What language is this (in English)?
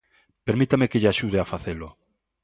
Galician